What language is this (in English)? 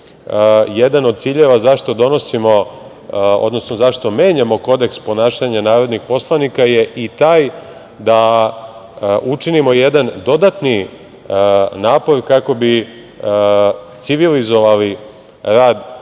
Serbian